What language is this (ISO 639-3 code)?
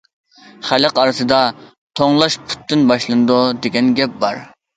uig